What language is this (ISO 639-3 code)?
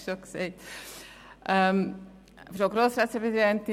gsw